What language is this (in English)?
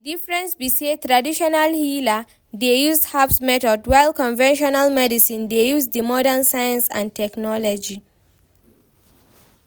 Nigerian Pidgin